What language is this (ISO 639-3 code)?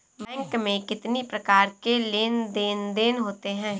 hin